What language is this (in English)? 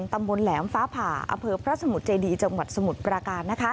Thai